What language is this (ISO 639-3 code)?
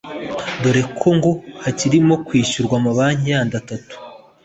kin